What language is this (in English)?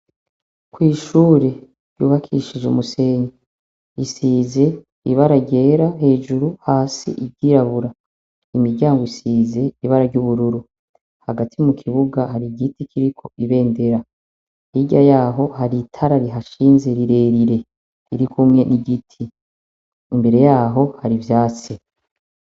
Rundi